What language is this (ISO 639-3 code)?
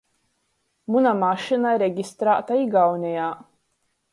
ltg